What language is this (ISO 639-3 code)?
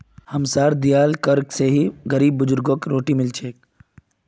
mag